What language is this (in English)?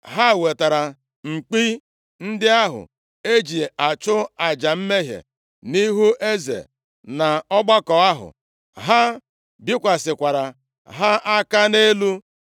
Igbo